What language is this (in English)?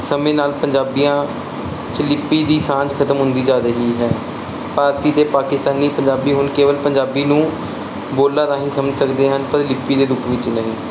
Punjabi